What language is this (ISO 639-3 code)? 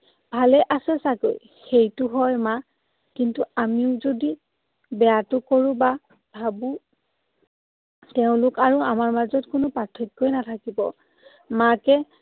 asm